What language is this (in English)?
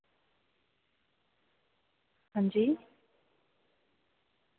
Dogri